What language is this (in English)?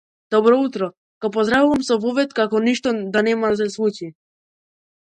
Macedonian